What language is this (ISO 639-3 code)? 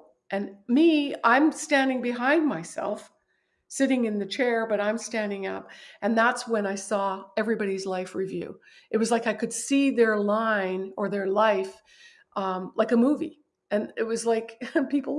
eng